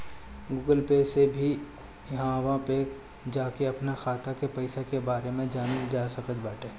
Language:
Bhojpuri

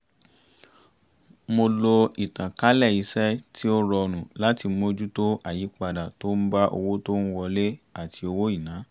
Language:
Yoruba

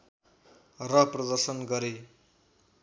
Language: Nepali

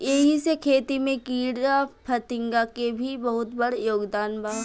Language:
Bhojpuri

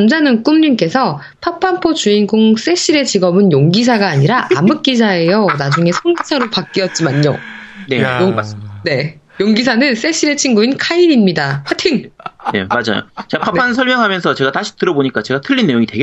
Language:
Korean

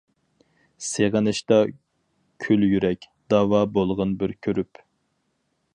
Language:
Uyghur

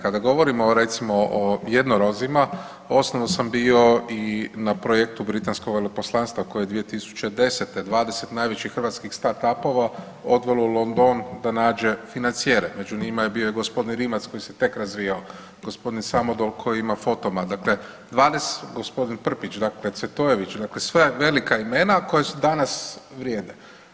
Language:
Croatian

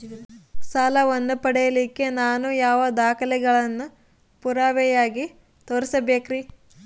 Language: Kannada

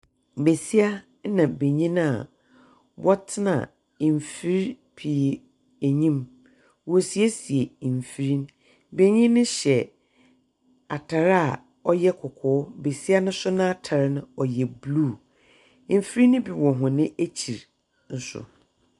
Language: Akan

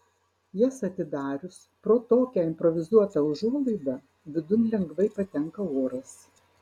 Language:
Lithuanian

